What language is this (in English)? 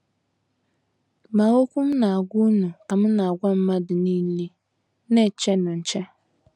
Igbo